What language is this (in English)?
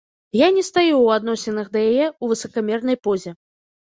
Belarusian